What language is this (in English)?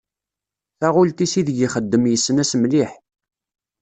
Kabyle